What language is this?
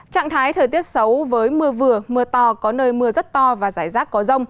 Vietnamese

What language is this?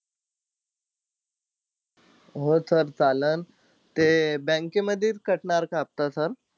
Marathi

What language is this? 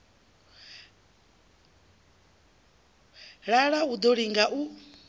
Venda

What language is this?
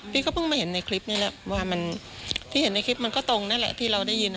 Thai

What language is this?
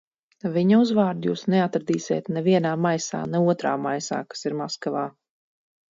Latvian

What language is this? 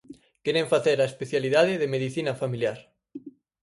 Galician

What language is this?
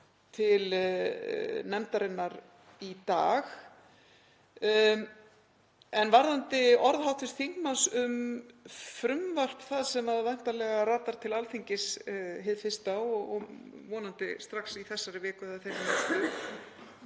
Icelandic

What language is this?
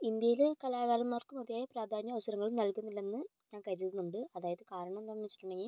Malayalam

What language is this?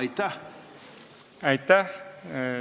Estonian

